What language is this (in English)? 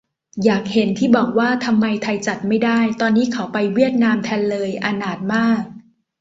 Thai